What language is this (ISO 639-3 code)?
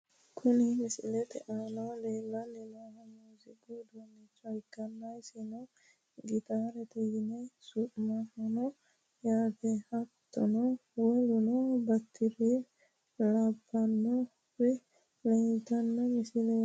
sid